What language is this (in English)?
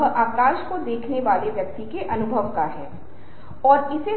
Hindi